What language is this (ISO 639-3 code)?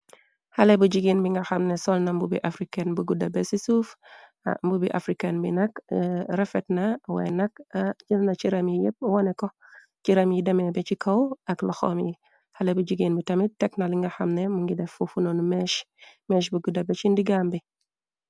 wol